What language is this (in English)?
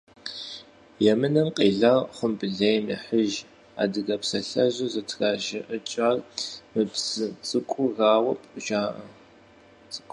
Kabardian